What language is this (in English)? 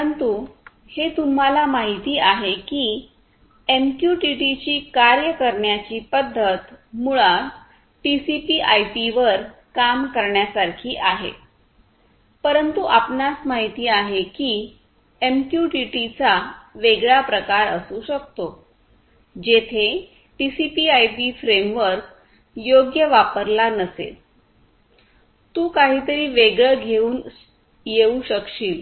Marathi